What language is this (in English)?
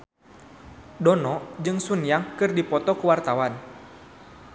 Sundanese